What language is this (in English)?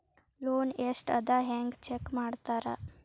Kannada